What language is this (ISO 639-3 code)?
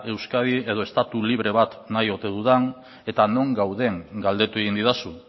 eus